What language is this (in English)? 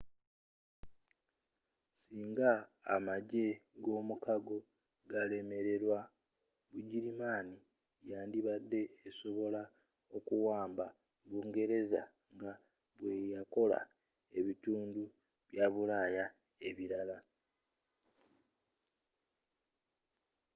Ganda